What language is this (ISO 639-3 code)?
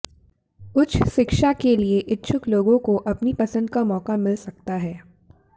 hin